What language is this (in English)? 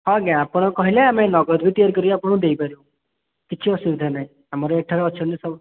Odia